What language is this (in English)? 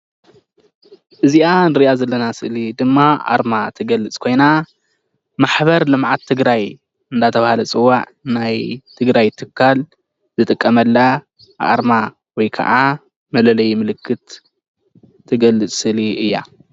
Tigrinya